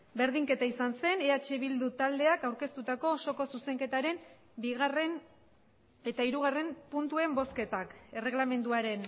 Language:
Basque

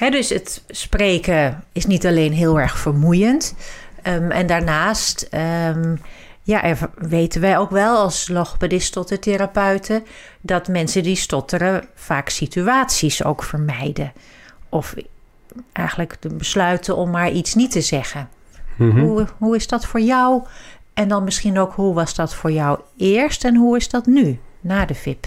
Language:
Dutch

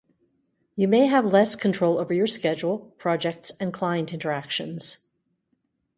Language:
English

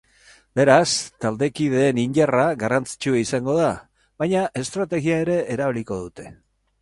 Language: Basque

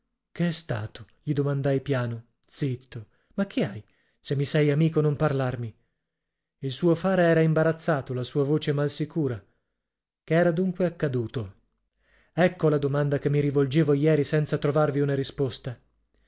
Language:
Italian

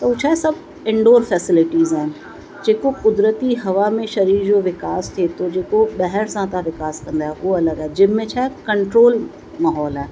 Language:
Sindhi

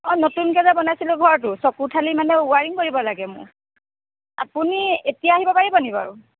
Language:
Assamese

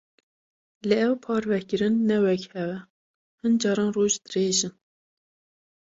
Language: Kurdish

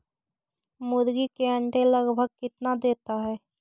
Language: Magahi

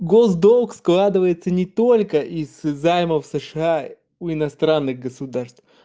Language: Russian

